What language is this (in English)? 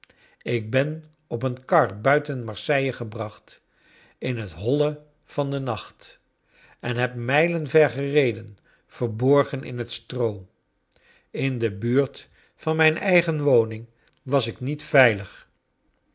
Dutch